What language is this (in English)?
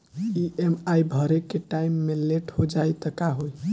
Bhojpuri